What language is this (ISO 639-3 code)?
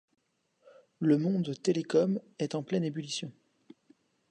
fra